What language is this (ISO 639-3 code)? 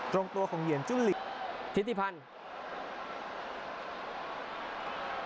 tha